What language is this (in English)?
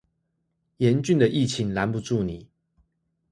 Chinese